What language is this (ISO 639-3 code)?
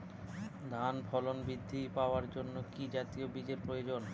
ben